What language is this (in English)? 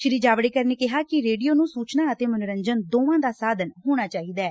Punjabi